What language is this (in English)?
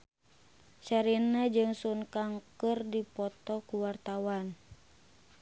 Sundanese